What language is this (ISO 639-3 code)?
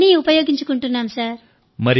tel